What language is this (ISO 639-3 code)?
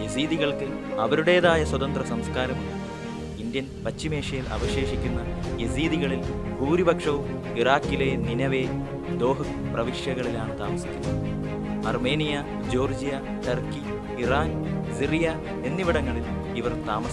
hin